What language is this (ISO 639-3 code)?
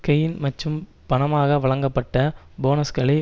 tam